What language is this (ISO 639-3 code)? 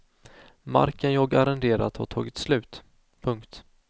swe